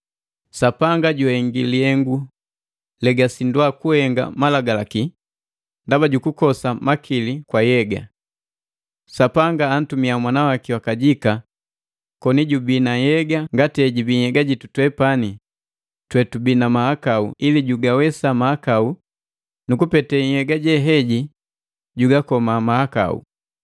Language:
Matengo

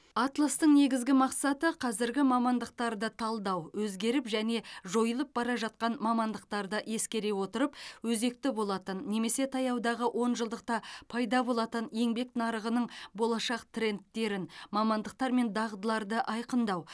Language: Kazakh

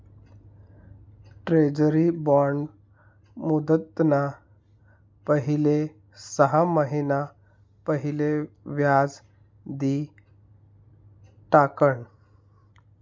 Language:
Marathi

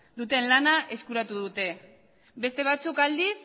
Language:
Basque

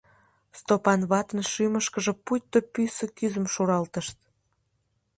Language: Mari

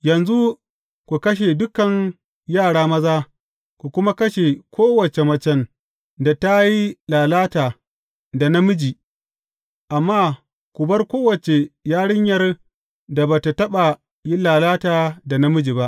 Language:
Hausa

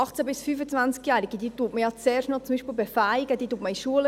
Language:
Swiss German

